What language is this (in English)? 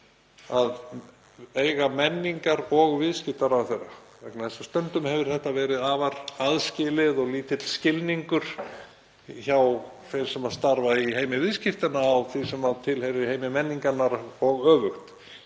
Icelandic